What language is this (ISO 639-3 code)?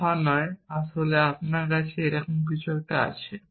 ben